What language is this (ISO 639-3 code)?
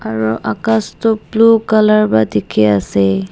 nag